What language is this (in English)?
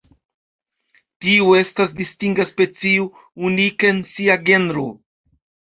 Esperanto